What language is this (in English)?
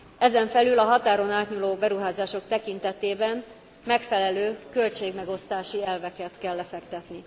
Hungarian